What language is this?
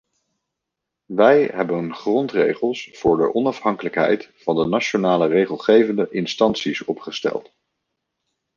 Dutch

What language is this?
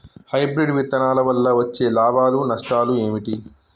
Telugu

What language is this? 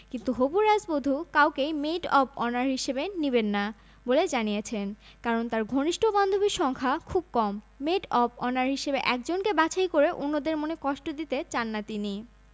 Bangla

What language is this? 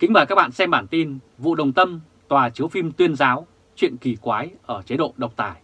Vietnamese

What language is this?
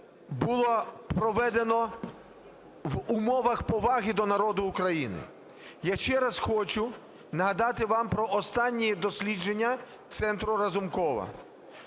Ukrainian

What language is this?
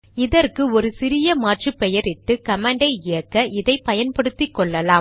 Tamil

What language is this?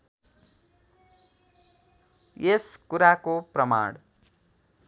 Nepali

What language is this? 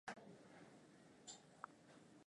Swahili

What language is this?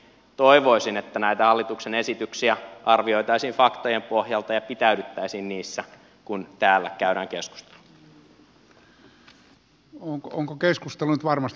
Finnish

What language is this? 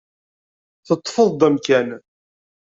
Kabyle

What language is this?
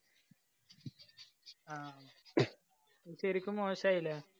Malayalam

